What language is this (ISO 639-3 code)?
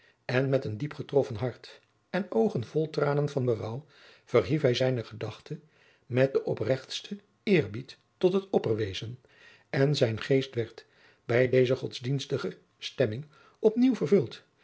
nld